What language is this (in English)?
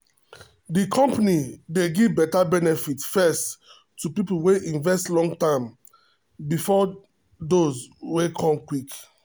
Nigerian Pidgin